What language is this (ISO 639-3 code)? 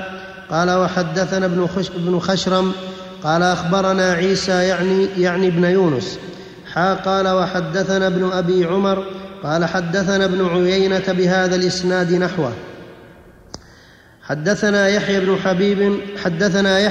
ara